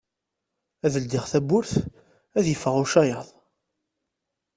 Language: Kabyle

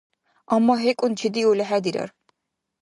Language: Dargwa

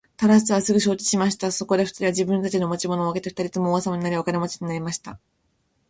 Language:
Japanese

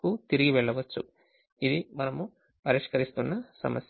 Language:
Telugu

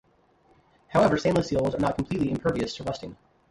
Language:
English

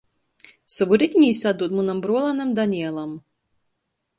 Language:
Latgalian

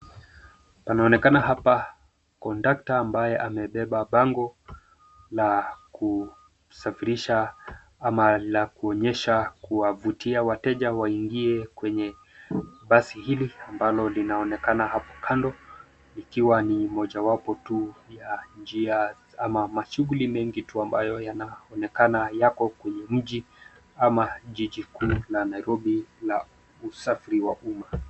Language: Swahili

